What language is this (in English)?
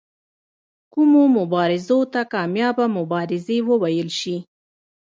Pashto